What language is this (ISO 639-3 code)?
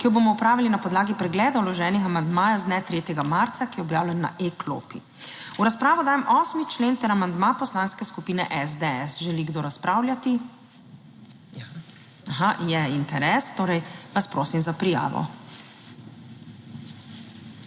slv